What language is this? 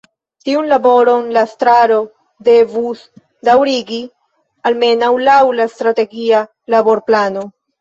Esperanto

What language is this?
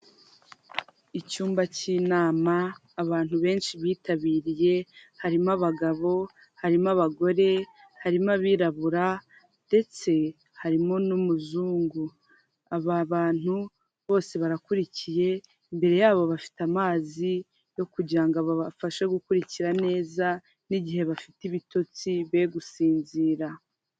Kinyarwanda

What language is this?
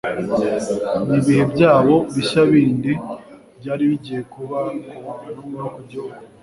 Kinyarwanda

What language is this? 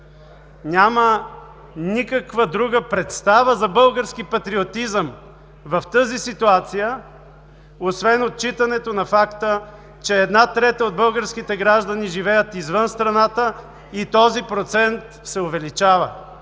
Bulgarian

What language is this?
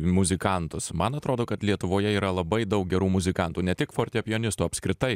Lithuanian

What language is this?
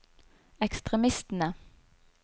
Norwegian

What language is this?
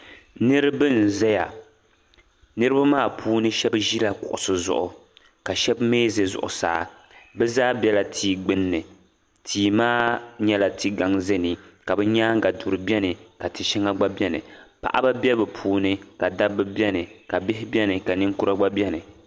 Dagbani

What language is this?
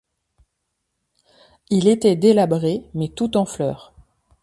French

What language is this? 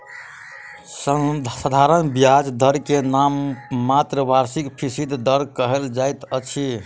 Maithili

